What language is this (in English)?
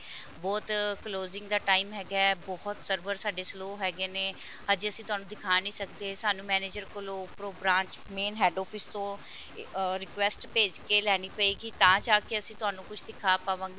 Punjabi